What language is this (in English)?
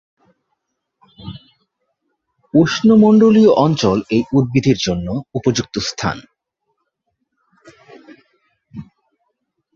Bangla